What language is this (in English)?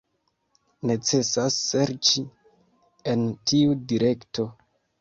Esperanto